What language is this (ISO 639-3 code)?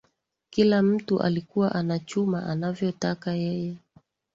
swa